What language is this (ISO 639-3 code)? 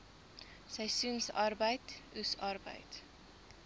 afr